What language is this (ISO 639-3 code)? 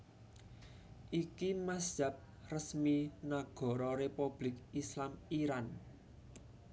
jav